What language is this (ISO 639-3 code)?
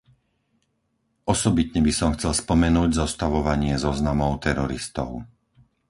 slk